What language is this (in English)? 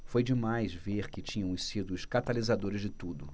Portuguese